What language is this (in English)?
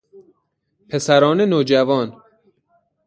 Persian